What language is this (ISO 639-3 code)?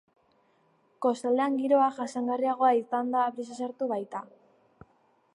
eus